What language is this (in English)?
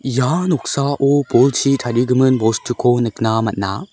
Garo